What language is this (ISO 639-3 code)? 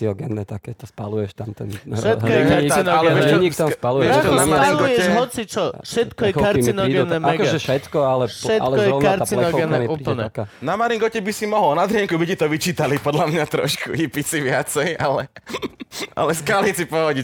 slk